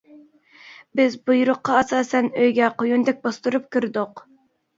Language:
Uyghur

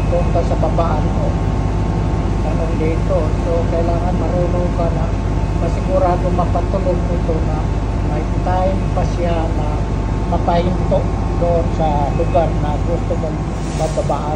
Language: Filipino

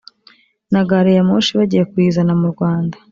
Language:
Kinyarwanda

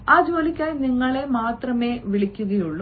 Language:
Malayalam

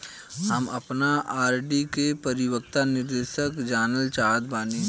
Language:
Bhojpuri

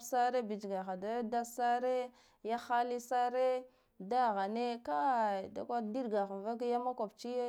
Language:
Guduf-Gava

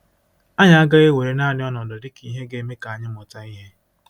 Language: Igbo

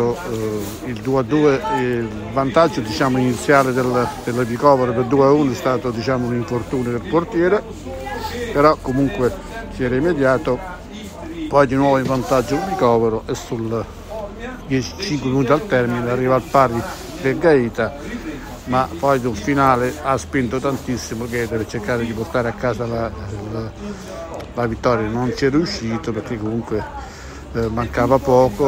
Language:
Italian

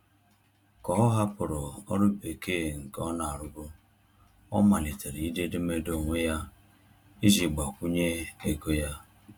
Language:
Igbo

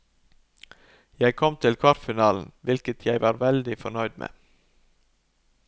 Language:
Norwegian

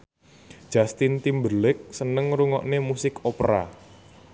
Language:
Javanese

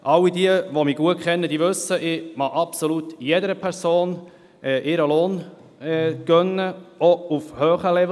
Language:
Swiss German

